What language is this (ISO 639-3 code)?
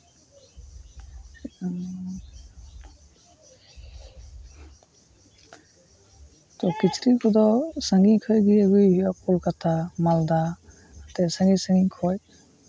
sat